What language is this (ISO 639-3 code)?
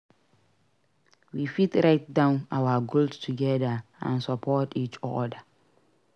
pcm